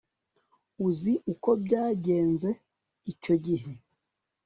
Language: Kinyarwanda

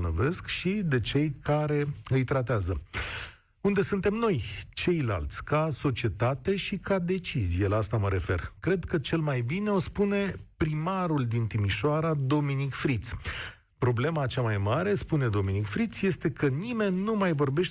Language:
Romanian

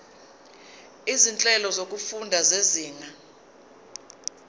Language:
Zulu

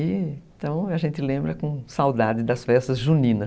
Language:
Portuguese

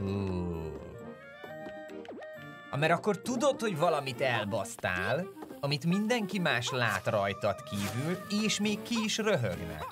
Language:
Hungarian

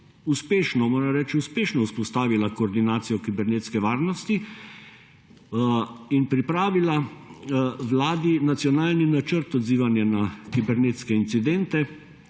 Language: Slovenian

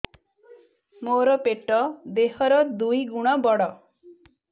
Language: Odia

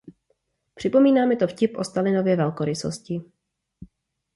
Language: Czech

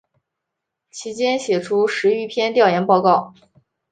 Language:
Chinese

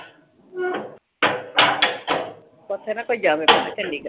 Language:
Punjabi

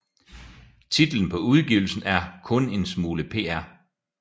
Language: Danish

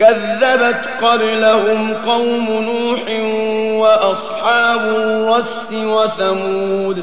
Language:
Arabic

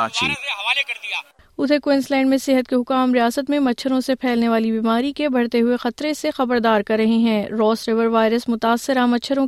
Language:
Urdu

